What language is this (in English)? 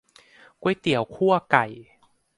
Thai